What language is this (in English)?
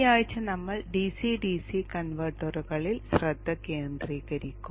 Malayalam